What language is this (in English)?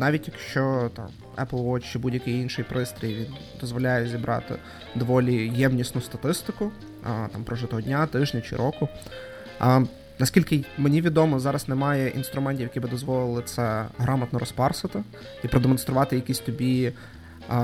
Ukrainian